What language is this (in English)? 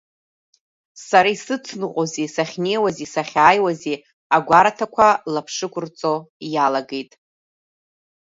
Abkhazian